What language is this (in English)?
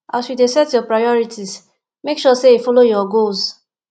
Nigerian Pidgin